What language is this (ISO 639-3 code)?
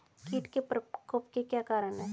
hin